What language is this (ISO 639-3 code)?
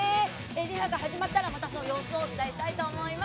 jpn